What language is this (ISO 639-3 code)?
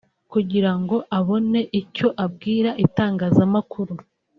kin